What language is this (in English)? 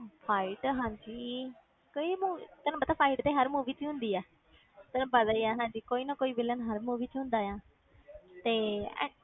Punjabi